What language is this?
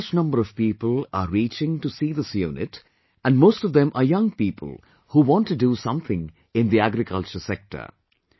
English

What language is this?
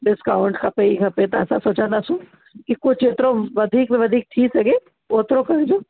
Sindhi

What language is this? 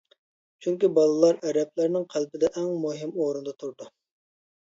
Uyghur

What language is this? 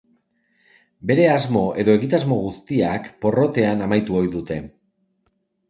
Basque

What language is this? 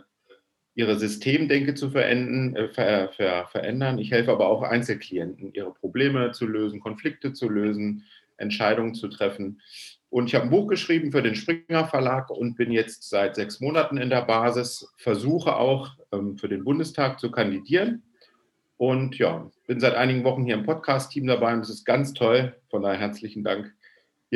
German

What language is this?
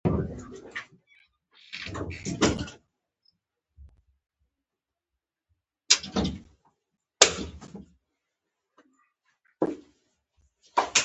Pashto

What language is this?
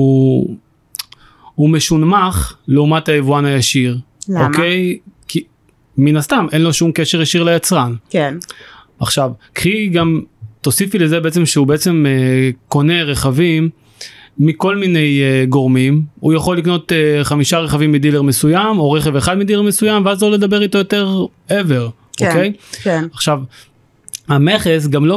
Hebrew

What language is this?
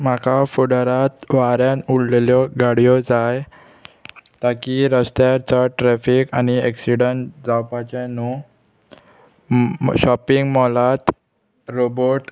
Konkani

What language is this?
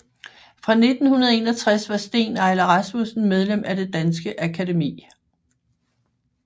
Danish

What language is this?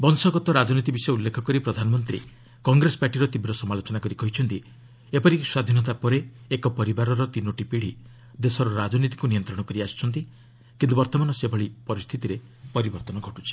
Odia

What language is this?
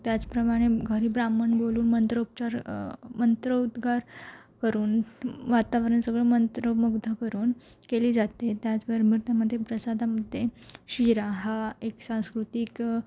Marathi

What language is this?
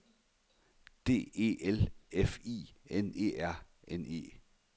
Danish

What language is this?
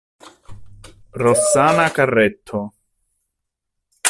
Italian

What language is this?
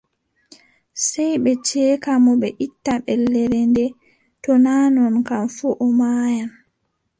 Adamawa Fulfulde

